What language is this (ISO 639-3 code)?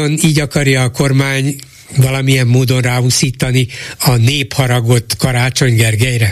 hun